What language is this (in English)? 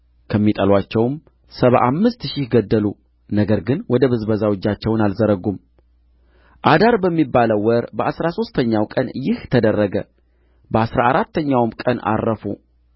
Amharic